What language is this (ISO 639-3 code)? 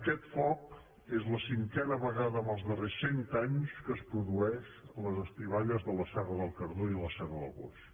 cat